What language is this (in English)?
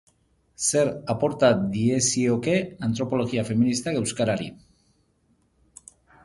Basque